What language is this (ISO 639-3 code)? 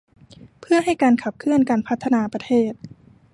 tha